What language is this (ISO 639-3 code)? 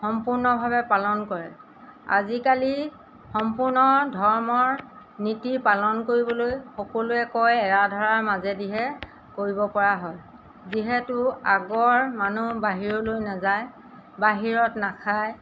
asm